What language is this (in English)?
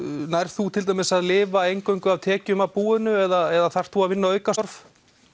Icelandic